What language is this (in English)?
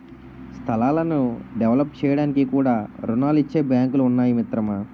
Telugu